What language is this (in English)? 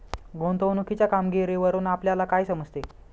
Marathi